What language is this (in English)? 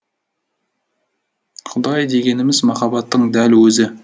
Kazakh